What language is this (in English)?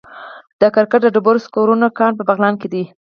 Pashto